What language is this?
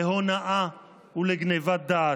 Hebrew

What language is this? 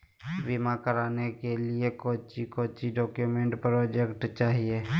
Magahi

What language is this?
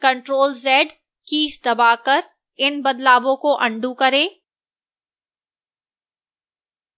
Hindi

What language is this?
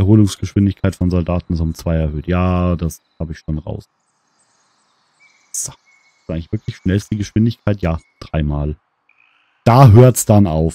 German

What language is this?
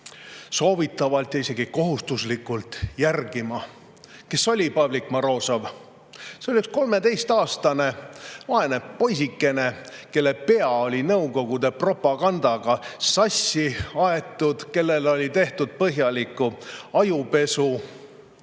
Estonian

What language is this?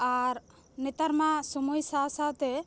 Santali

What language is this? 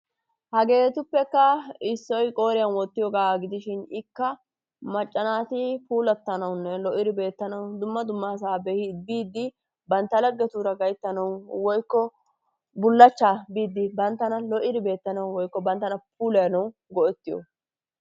Wolaytta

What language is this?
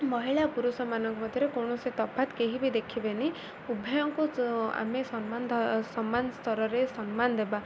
Odia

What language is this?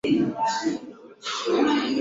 Swahili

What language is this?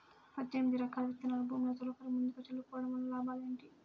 Telugu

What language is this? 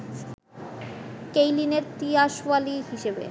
Bangla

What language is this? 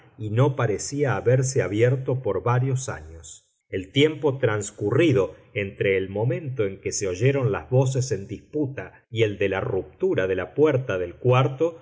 Spanish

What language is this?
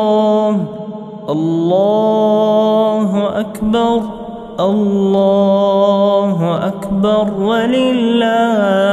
Arabic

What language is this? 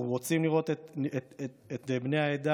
Hebrew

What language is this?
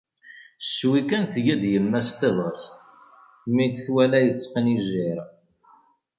Kabyle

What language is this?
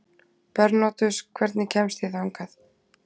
Icelandic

